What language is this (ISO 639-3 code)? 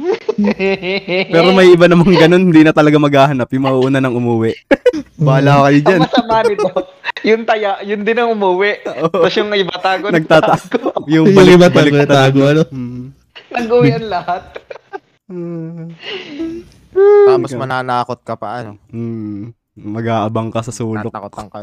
fil